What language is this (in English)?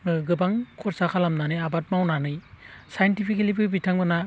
Bodo